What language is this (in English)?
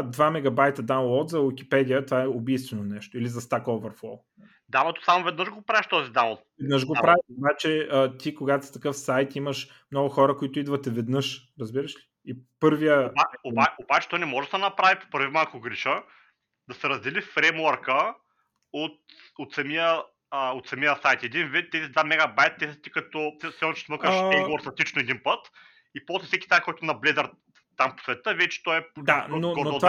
Bulgarian